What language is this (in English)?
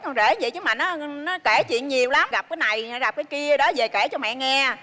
Vietnamese